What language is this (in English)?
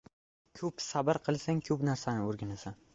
Uzbek